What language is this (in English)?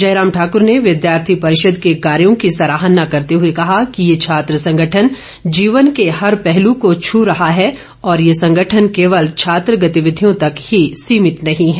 Hindi